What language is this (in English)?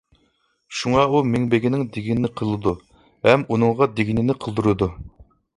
Uyghur